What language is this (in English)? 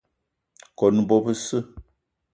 Eton (Cameroon)